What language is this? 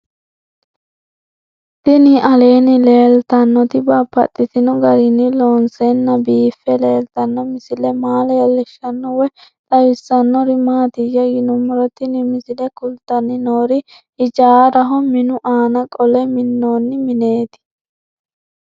Sidamo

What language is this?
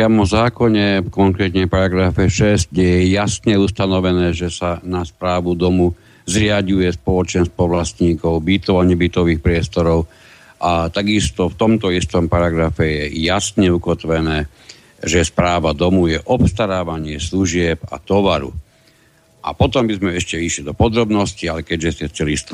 Slovak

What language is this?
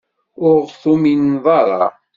Kabyle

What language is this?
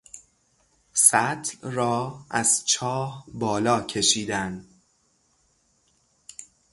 Persian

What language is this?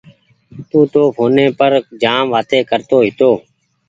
Goaria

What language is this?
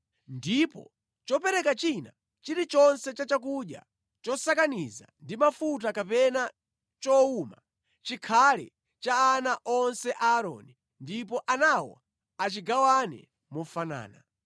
Nyanja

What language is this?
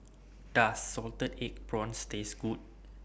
English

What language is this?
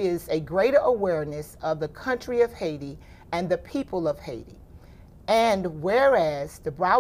English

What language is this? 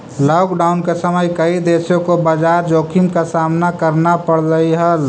Magahi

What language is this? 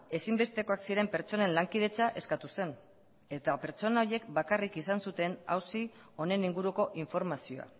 Basque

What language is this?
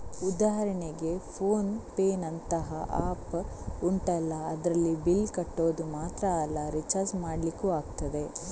Kannada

